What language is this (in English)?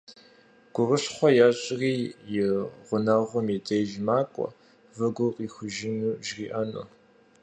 Kabardian